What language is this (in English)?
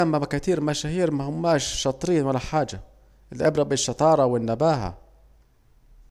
Saidi Arabic